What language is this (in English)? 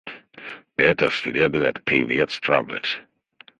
Russian